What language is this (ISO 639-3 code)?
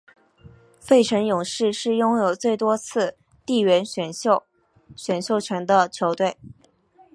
zho